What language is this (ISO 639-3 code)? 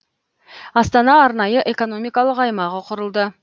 kaz